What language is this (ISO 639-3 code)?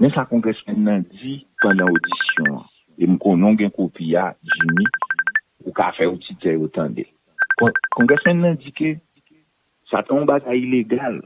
fra